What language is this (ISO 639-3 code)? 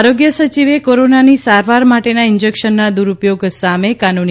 guj